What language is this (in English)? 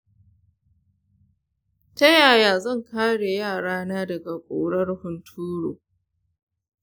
Hausa